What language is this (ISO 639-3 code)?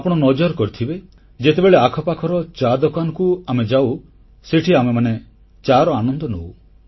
ori